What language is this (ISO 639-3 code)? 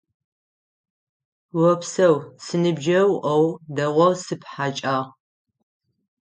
ady